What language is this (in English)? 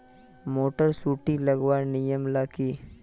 Magahi